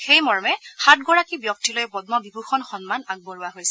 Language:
Assamese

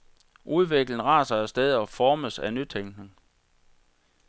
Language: Danish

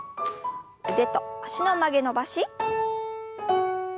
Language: Japanese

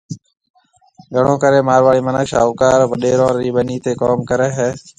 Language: Marwari (Pakistan)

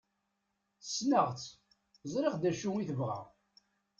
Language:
Kabyle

